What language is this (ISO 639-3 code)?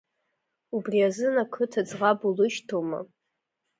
abk